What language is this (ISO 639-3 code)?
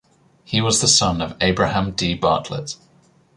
eng